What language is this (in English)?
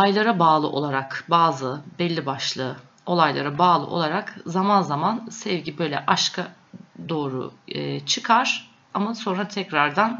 Turkish